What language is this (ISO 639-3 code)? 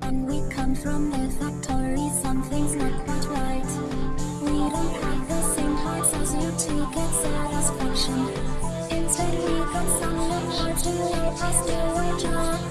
eng